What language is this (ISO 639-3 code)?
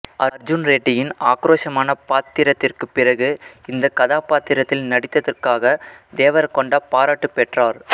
tam